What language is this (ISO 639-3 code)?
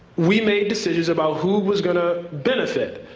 eng